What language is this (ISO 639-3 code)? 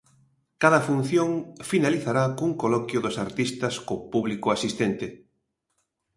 glg